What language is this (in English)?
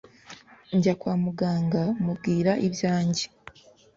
Kinyarwanda